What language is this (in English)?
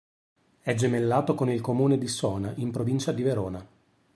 Italian